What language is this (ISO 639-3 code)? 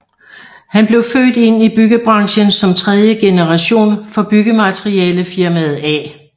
dan